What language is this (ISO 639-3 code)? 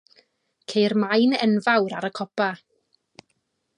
cym